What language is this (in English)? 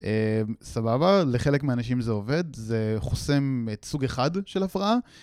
Hebrew